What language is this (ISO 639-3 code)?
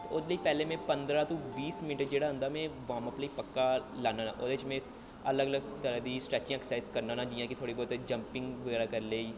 doi